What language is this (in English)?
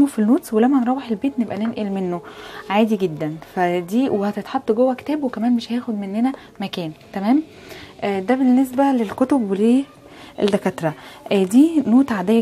Arabic